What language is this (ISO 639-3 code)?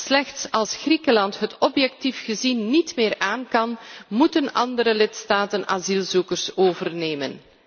nld